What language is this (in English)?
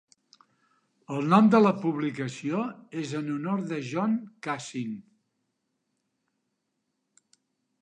Catalan